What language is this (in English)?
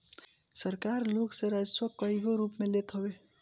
Bhojpuri